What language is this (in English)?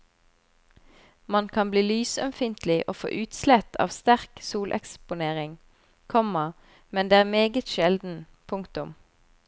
Norwegian